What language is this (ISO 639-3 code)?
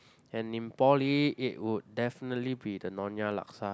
eng